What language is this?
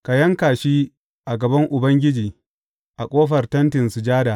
Hausa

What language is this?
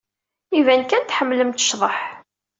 Kabyle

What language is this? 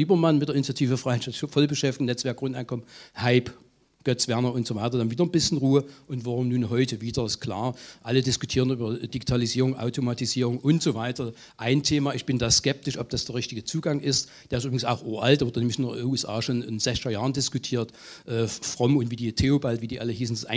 German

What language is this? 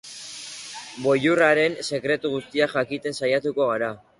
Basque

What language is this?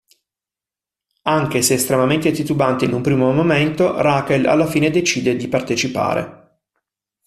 Italian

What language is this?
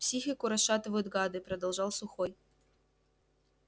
Russian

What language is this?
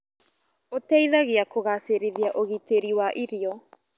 Kikuyu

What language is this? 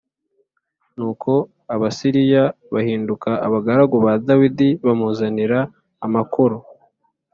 Kinyarwanda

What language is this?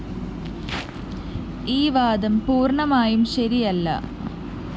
Malayalam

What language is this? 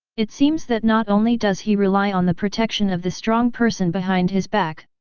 English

